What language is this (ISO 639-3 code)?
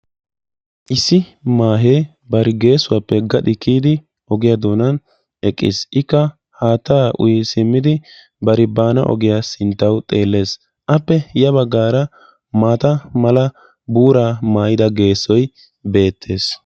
wal